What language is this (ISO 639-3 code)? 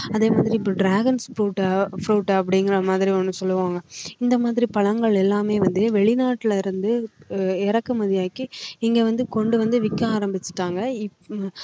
tam